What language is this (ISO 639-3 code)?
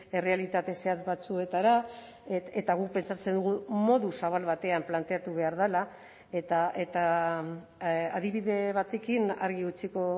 eus